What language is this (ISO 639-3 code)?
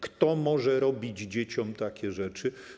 pol